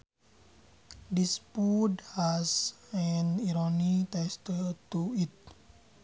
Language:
Sundanese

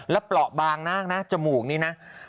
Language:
Thai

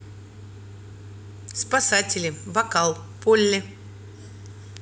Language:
Russian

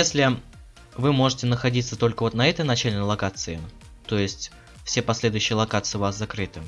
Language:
Russian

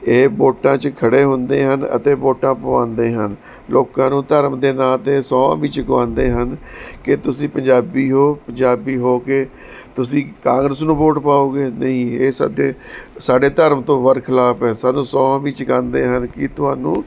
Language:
Punjabi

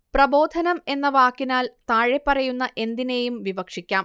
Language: Malayalam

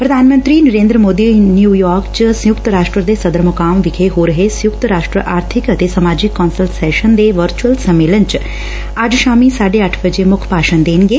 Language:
Punjabi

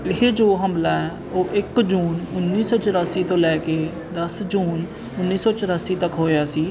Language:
Punjabi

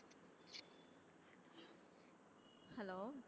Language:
Tamil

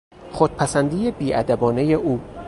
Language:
Persian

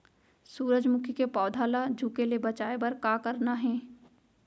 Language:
Chhattisgarhi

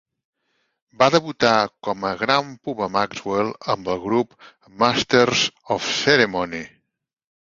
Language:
Catalan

